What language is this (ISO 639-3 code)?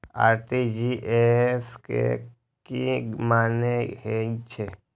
mai